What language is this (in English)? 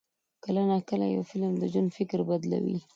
Pashto